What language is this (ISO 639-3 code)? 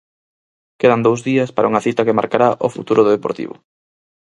glg